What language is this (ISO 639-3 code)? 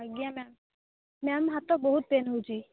ori